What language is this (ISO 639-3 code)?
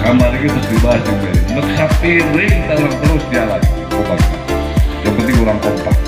ind